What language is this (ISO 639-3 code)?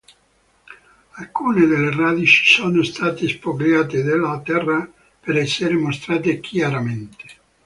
ita